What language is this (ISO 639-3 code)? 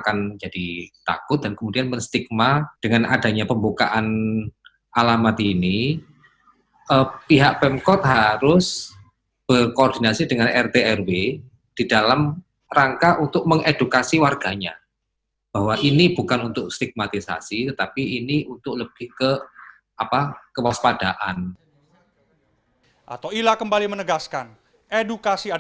ind